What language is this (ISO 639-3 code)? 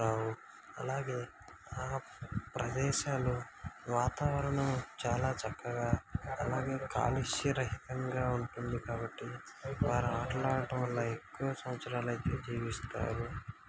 tel